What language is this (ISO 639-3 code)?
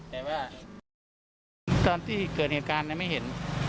tha